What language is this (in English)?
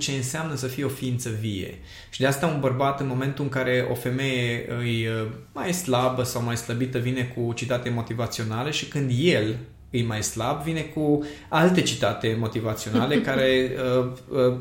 Romanian